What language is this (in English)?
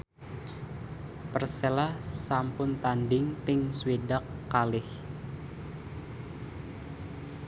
Javanese